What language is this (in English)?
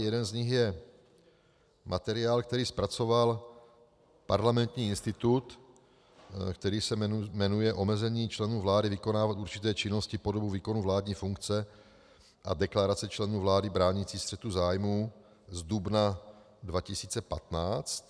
Czech